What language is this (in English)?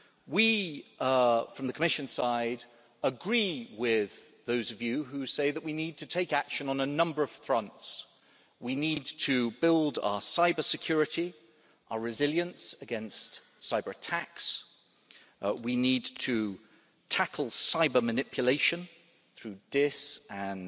English